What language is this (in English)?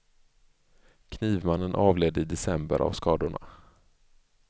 Swedish